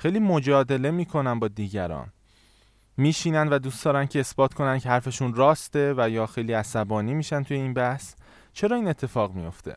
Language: Persian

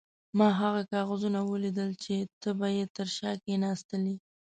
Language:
Pashto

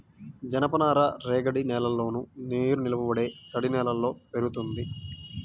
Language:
Telugu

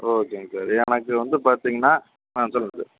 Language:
Tamil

